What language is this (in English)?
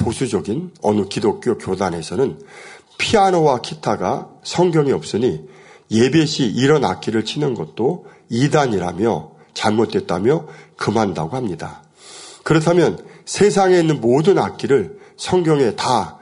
Korean